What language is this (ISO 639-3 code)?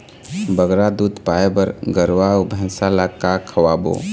hne